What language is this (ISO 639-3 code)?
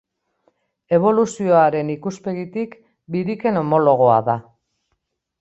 eus